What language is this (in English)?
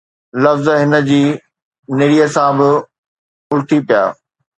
Sindhi